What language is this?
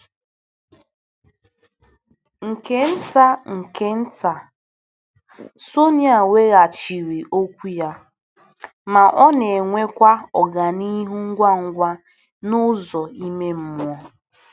Igbo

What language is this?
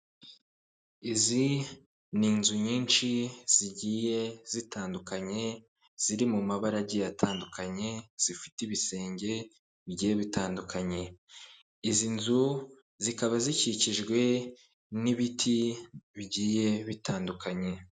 Kinyarwanda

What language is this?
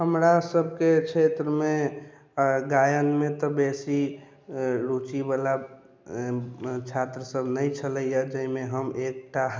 Maithili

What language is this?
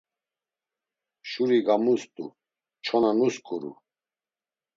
Laz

